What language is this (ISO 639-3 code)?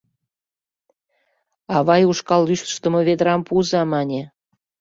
chm